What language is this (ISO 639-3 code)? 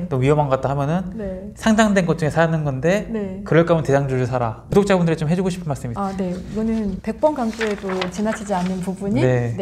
kor